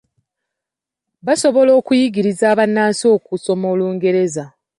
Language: Ganda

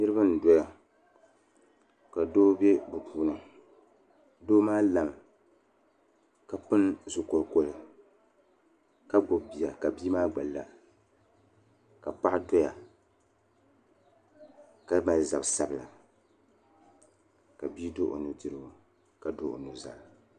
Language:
Dagbani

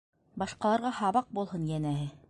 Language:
Bashkir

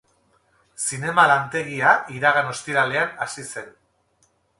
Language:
Basque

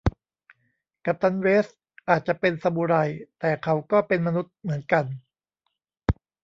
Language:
Thai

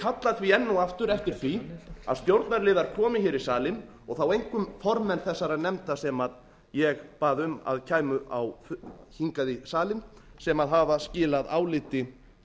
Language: Icelandic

